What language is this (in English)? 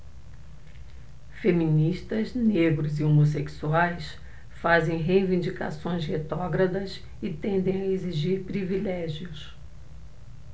Portuguese